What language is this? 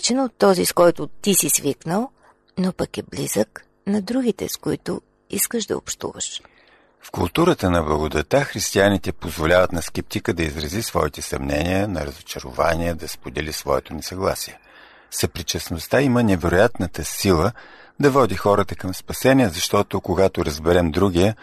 Bulgarian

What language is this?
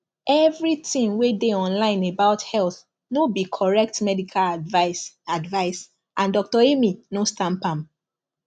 Nigerian Pidgin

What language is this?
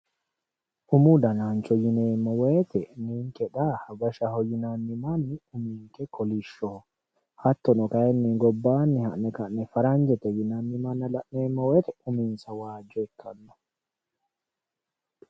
Sidamo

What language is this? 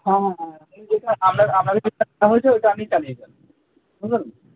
Bangla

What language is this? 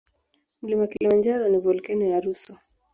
Swahili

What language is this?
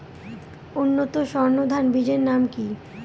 Bangla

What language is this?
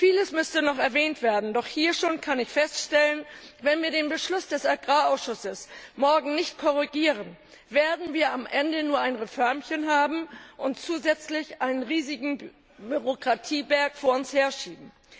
German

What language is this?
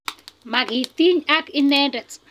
Kalenjin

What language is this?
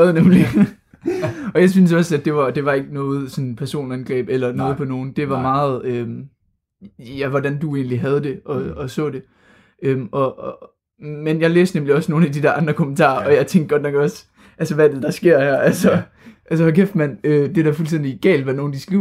Danish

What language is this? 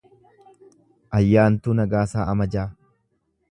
Oromo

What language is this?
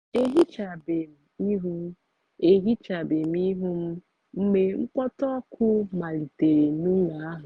Igbo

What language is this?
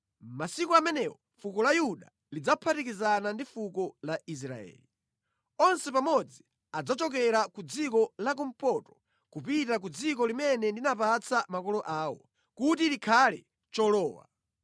Nyanja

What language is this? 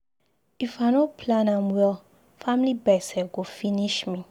Nigerian Pidgin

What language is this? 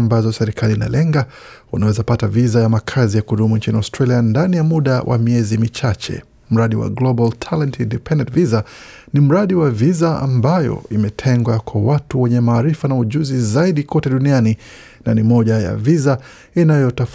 Swahili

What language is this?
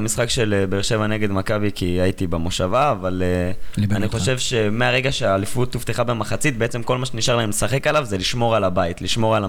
Hebrew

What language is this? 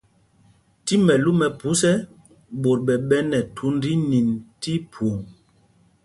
Mpumpong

